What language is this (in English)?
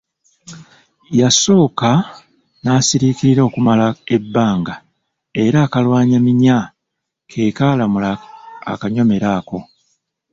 Ganda